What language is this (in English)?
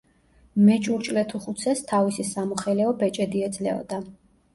Georgian